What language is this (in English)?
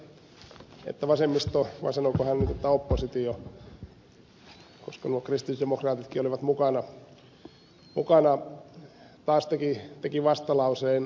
Finnish